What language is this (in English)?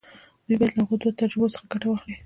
Pashto